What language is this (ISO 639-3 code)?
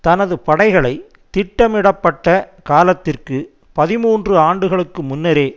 tam